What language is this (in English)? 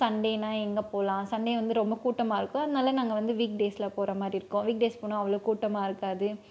Tamil